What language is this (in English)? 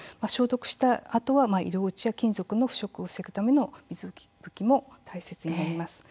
Japanese